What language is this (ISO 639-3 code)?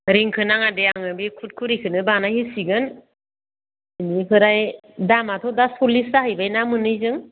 brx